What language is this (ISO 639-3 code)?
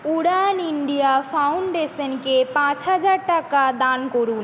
ben